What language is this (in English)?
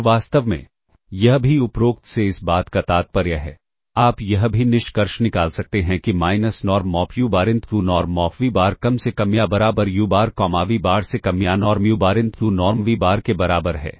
Hindi